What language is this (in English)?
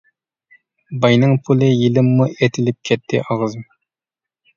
Uyghur